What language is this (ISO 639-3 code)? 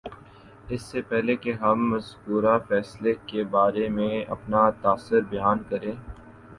urd